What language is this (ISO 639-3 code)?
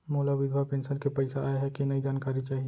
hne